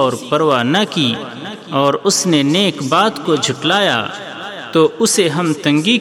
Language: Urdu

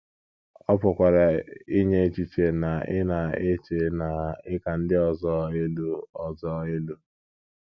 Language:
Igbo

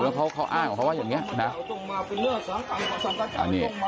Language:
Thai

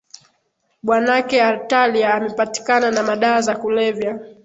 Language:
Swahili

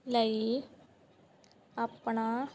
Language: Punjabi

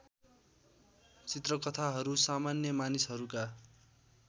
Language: Nepali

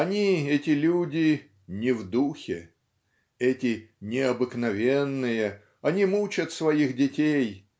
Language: Russian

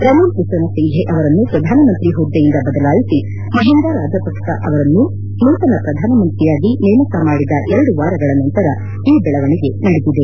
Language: Kannada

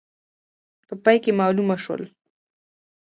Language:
Pashto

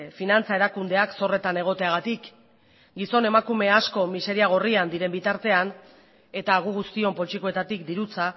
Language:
Basque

